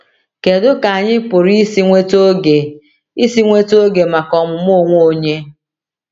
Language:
Igbo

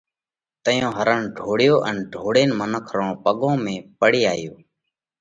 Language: Parkari Koli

